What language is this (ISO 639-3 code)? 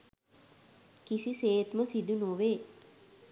sin